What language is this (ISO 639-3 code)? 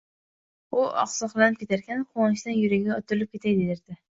uzb